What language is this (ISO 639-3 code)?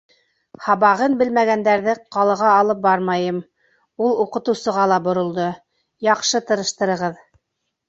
bak